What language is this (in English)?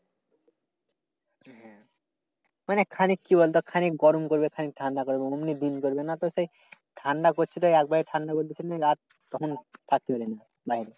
Bangla